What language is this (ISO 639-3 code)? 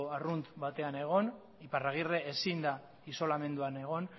eus